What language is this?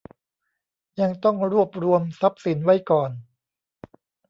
Thai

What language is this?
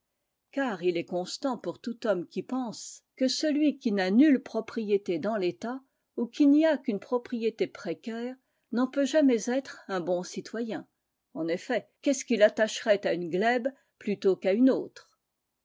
French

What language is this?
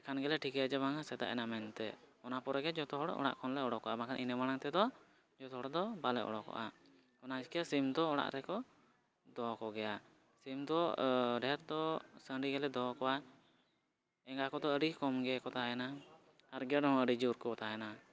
Santali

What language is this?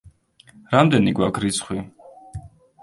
Georgian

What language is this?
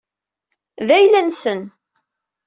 Kabyle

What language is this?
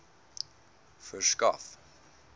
Afrikaans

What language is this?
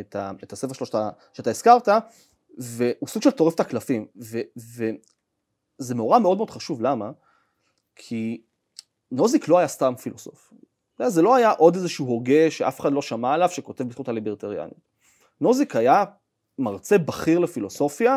Hebrew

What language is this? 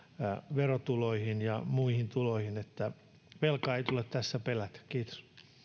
Finnish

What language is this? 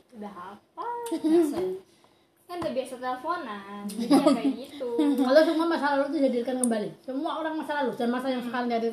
Indonesian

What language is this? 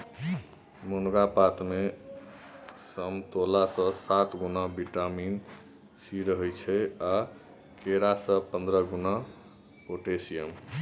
Maithili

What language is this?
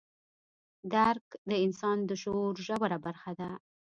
Pashto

